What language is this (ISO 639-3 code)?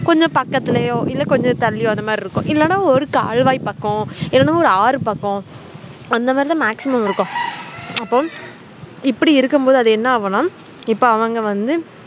tam